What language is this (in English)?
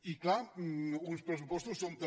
Catalan